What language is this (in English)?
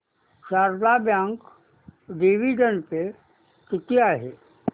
Marathi